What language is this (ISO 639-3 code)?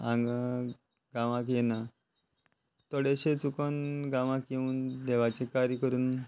kok